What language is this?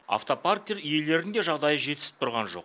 Kazakh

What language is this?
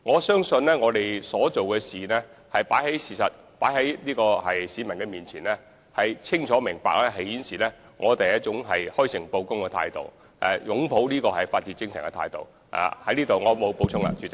Cantonese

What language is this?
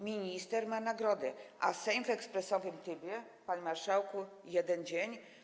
Polish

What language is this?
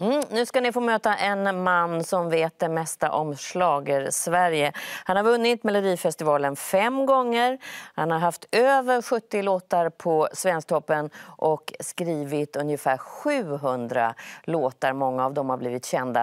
Swedish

